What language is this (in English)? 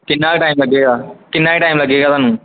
Punjabi